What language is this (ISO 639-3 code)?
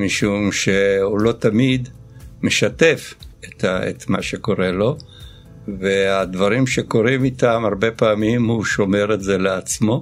heb